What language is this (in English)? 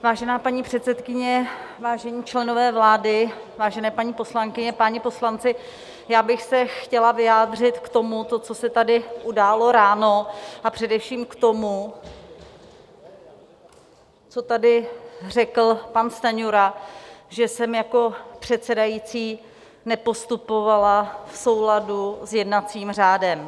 Czech